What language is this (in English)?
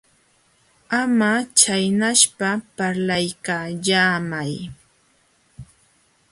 Jauja Wanca Quechua